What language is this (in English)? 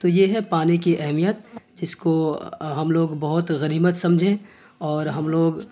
Urdu